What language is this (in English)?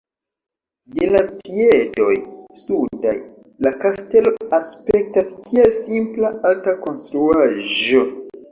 Esperanto